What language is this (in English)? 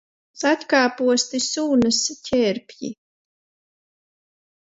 Latvian